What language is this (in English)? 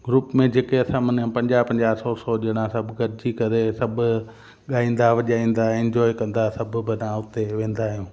Sindhi